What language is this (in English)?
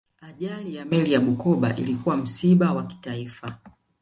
Swahili